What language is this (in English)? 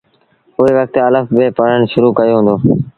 Sindhi Bhil